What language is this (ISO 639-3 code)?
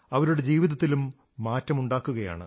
mal